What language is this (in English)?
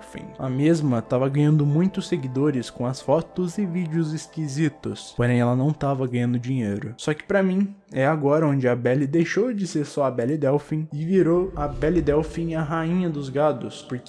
Portuguese